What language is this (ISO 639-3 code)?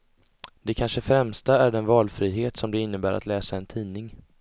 swe